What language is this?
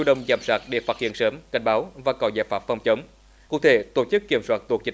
Vietnamese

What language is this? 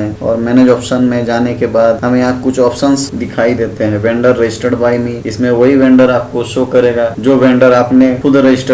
Hindi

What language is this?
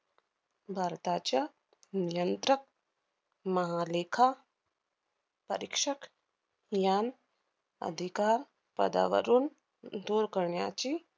Marathi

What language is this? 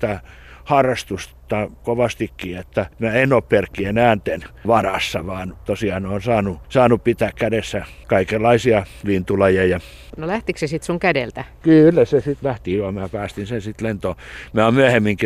Finnish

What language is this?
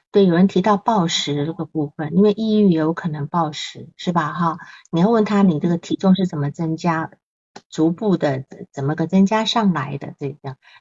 Chinese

